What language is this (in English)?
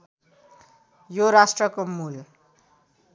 Nepali